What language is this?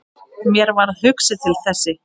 Icelandic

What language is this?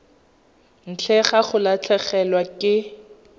Tswana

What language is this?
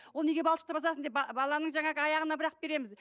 Kazakh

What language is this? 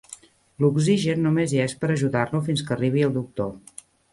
Catalan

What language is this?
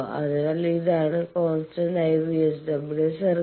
Malayalam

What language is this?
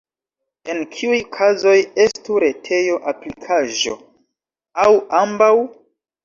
Esperanto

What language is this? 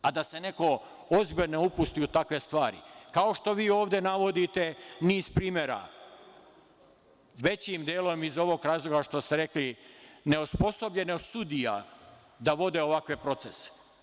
Serbian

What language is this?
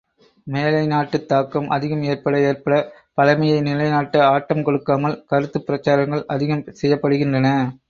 Tamil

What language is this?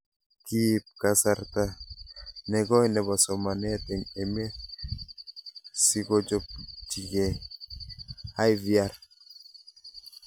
Kalenjin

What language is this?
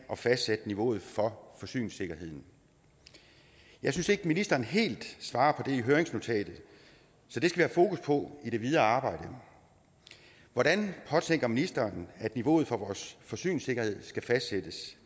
Danish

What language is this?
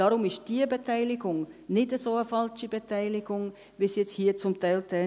Swiss German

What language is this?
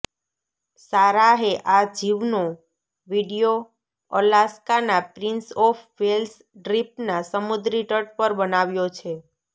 Gujarati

